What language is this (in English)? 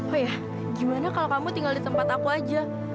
Indonesian